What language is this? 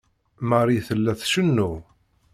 Kabyle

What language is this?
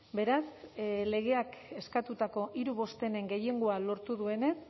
Basque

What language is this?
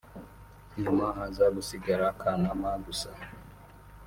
Kinyarwanda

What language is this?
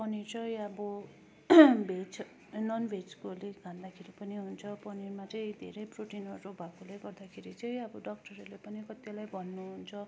Nepali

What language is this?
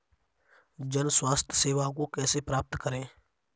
Hindi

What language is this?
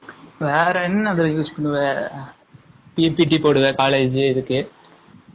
Tamil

